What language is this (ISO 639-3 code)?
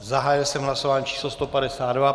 ces